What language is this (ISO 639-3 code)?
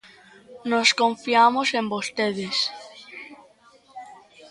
glg